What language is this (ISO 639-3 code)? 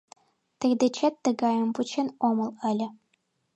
chm